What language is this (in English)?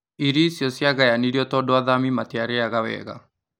Kikuyu